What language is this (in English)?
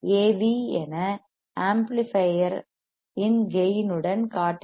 Tamil